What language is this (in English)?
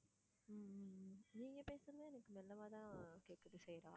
Tamil